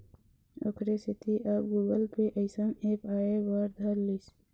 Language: Chhattisgarhi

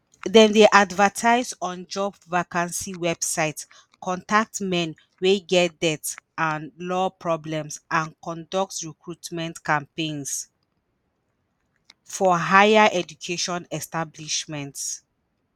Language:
Nigerian Pidgin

